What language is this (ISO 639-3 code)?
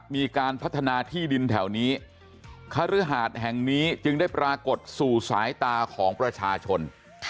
tha